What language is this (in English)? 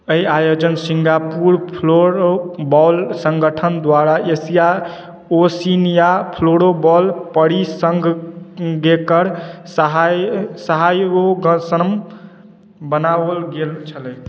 Maithili